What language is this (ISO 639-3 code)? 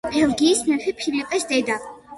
kat